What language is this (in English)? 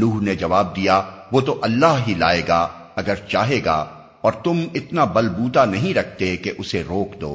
Urdu